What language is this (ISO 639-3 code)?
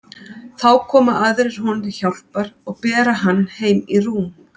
isl